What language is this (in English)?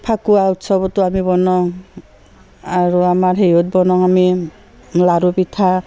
Assamese